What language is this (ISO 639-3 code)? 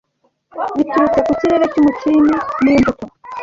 kin